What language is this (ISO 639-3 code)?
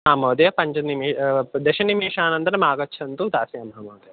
san